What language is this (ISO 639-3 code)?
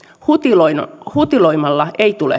fin